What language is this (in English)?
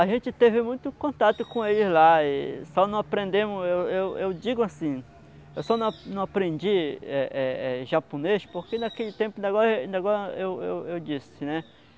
Portuguese